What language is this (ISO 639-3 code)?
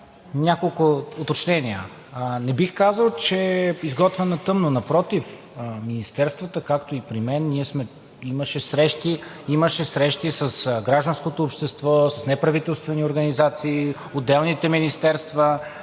bul